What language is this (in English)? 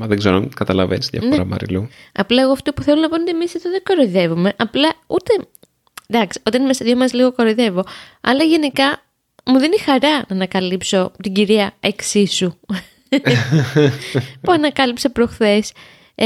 Greek